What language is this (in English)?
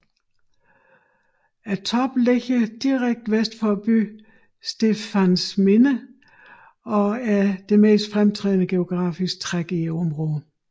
Danish